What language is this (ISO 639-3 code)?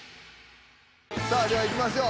jpn